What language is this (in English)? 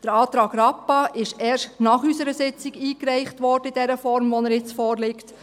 Swiss German